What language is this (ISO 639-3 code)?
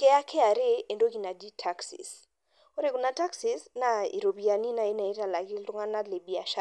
mas